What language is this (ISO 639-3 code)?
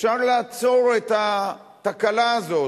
heb